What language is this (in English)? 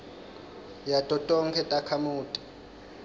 Swati